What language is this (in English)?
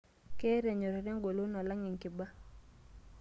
Masai